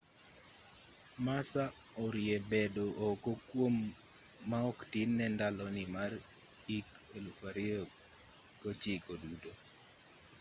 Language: Luo (Kenya and Tanzania)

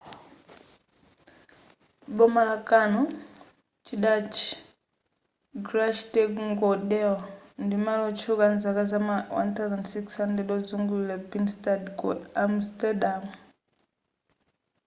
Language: Nyanja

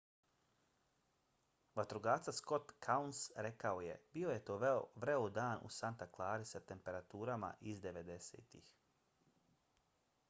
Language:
Bosnian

